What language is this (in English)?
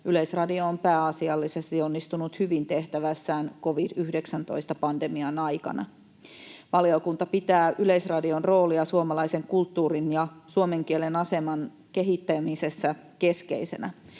Finnish